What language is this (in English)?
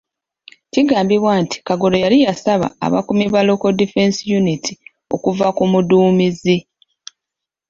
Ganda